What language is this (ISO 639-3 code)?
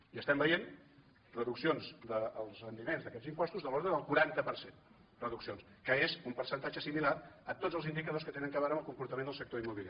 cat